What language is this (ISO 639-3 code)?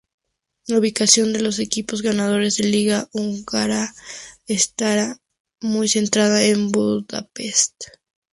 spa